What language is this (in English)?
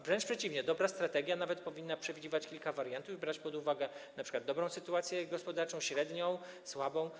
Polish